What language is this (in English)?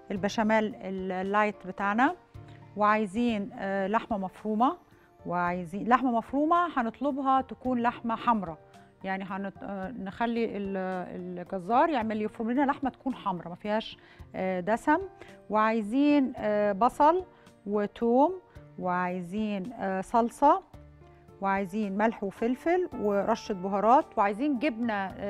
Arabic